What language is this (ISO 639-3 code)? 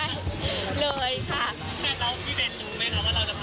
tha